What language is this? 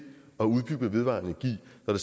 Danish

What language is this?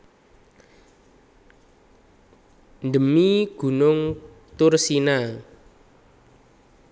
Javanese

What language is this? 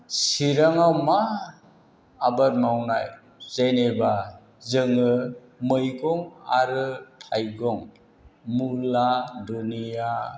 Bodo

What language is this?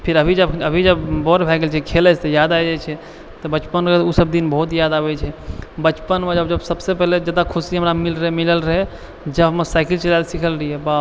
Maithili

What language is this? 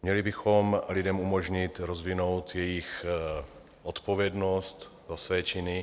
Czech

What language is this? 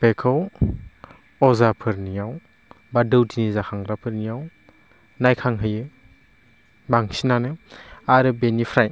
Bodo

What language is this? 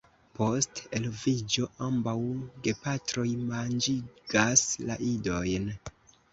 Esperanto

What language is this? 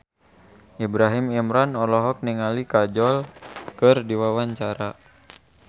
Sundanese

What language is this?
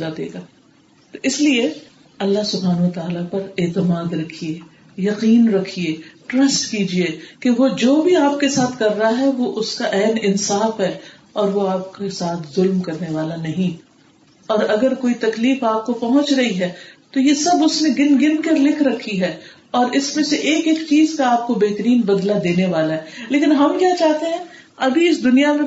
Urdu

